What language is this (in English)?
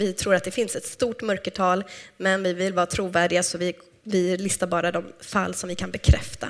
Swedish